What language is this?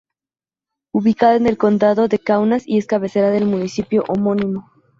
Spanish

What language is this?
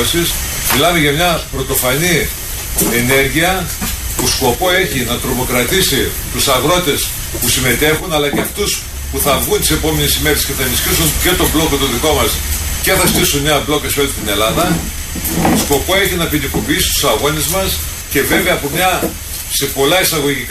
Greek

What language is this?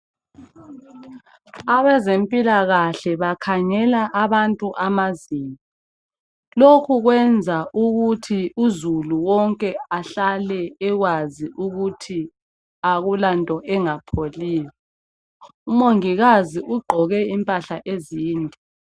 North Ndebele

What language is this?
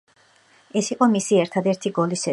Georgian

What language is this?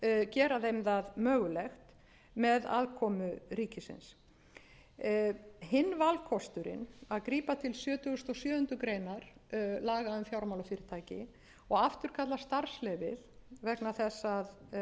Icelandic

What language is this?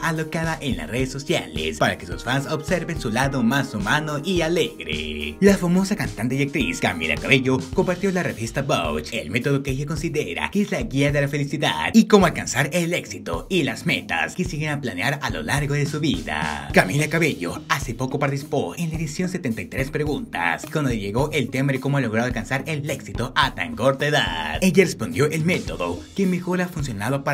Spanish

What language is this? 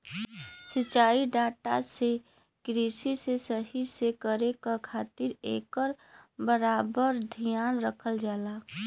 Bhojpuri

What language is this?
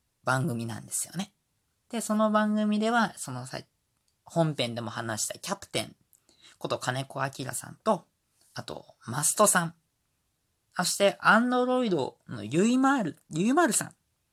Japanese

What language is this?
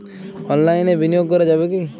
Bangla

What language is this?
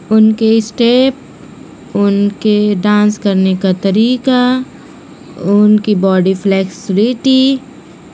Urdu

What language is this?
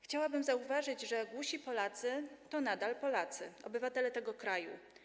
Polish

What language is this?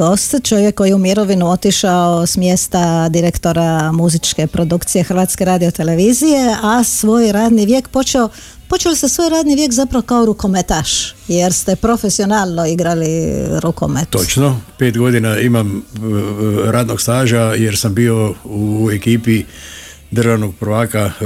Croatian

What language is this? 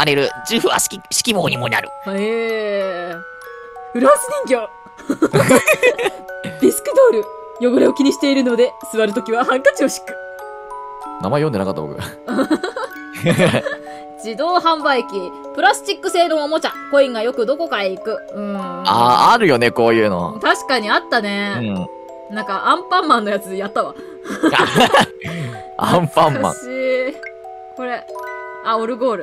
Japanese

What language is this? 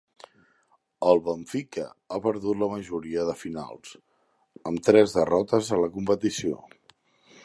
Catalan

